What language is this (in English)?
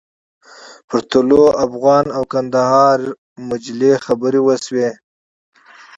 Pashto